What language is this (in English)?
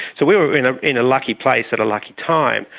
English